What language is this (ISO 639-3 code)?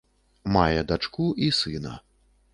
bel